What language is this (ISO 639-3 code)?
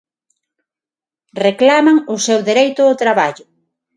glg